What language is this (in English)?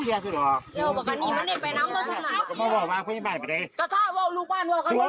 Thai